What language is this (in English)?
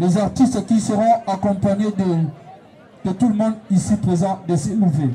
French